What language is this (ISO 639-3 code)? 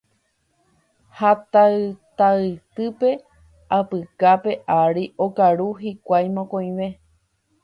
grn